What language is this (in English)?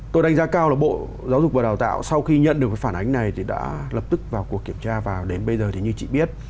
Vietnamese